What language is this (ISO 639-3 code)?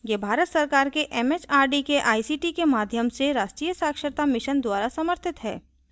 hin